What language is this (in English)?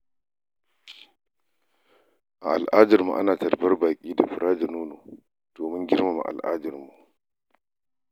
Hausa